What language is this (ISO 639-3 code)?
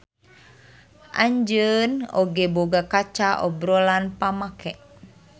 sun